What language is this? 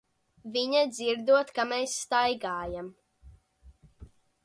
Latvian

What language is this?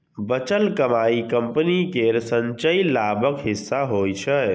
Maithili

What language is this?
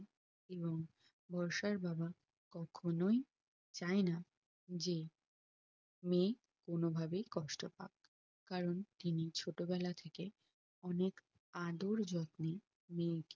Bangla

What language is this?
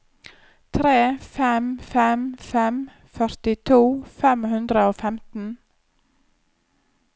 Norwegian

